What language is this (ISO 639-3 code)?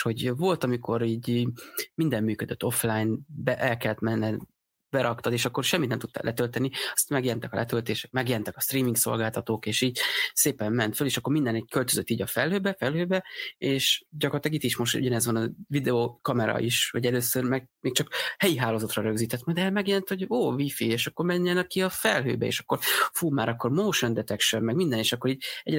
hun